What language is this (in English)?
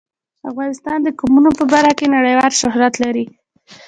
Pashto